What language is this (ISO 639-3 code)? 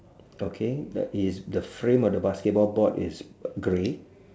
eng